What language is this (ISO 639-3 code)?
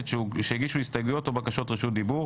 heb